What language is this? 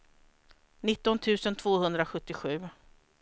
Swedish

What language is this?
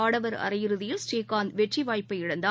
Tamil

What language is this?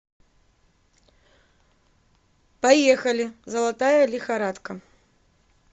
Russian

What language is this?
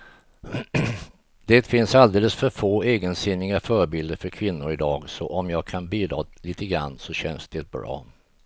Swedish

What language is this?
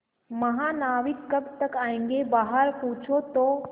Hindi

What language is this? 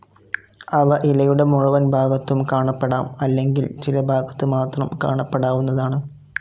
Malayalam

